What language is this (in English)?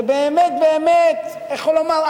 Hebrew